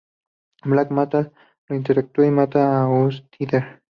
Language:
Spanish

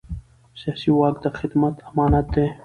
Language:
Pashto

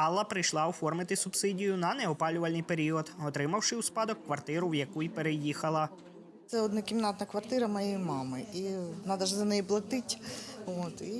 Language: Ukrainian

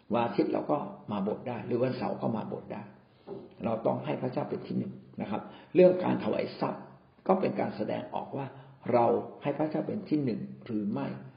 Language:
Thai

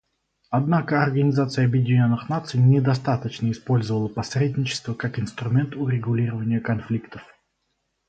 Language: Russian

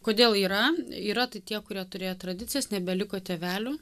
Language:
Lithuanian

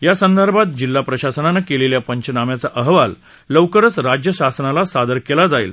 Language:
Marathi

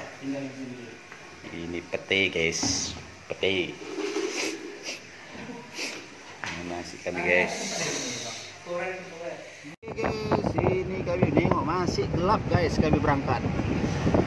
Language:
Indonesian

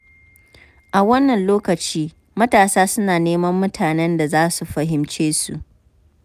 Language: Hausa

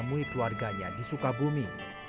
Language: Indonesian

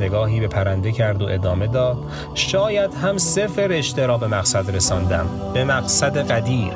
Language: Persian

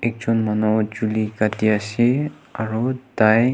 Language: Naga Pidgin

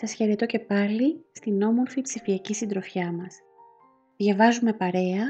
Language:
Greek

